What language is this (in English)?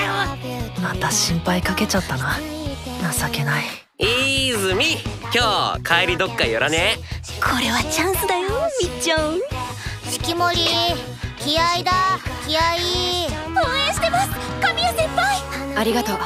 Japanese